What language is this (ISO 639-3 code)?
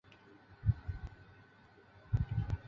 zho